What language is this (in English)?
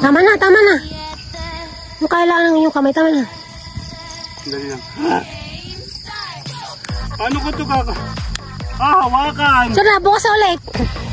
Filipino